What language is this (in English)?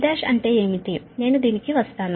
Telugu